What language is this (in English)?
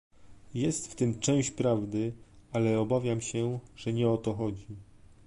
Polish